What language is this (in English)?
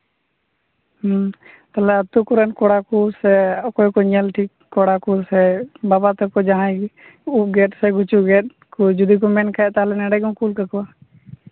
Santali